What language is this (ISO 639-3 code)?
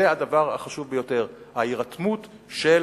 heb